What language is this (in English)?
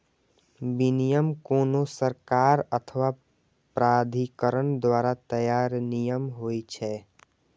Maithili